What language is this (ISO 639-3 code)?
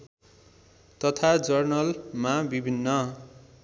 nep